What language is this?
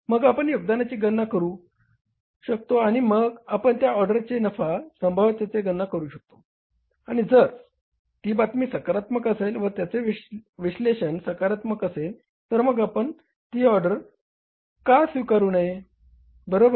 Marathi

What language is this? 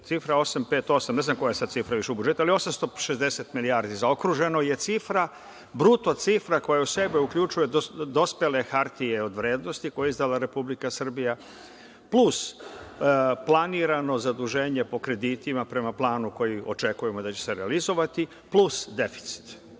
Serbian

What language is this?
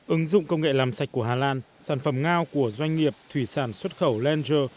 Vietnamese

